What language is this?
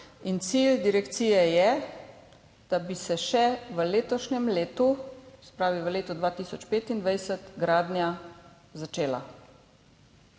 Slovenian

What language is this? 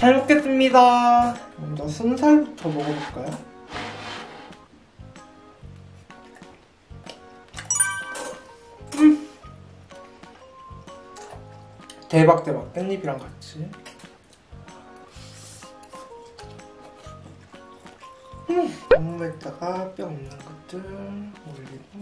Korean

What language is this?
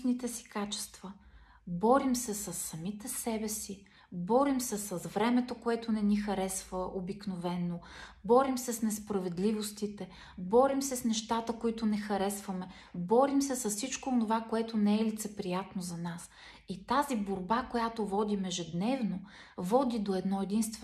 Bulgarian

